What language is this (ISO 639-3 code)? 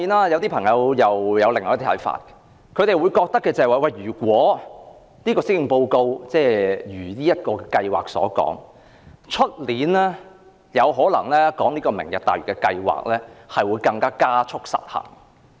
yue